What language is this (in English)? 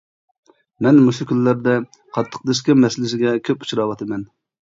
Uyghur